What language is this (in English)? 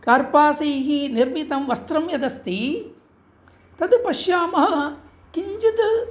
Sanskrit